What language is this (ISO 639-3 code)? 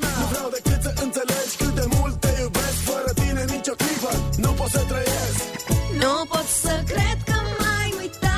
ron